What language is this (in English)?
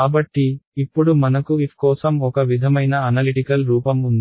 Telugu